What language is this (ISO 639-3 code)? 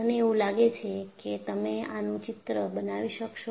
guj